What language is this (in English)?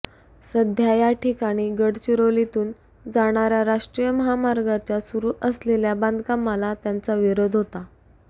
Marathi